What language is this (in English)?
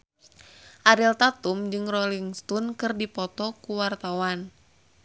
Sundanese